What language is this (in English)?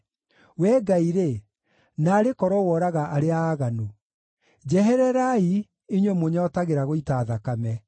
Kikuyu